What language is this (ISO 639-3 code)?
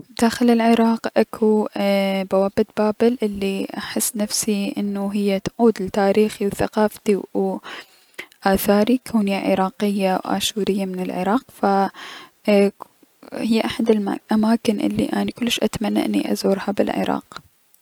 acm